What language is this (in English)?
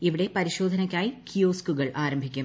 Malayalam